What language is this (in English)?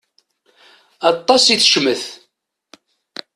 Kabyle